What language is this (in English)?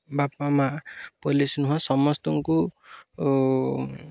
Odia